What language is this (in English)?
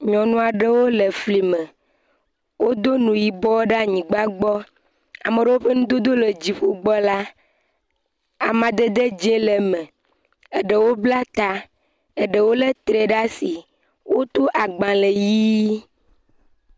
Ewe